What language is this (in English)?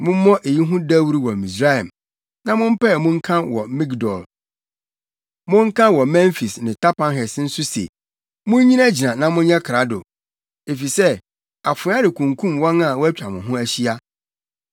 Akan